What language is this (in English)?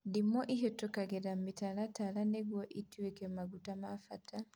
Kikuyu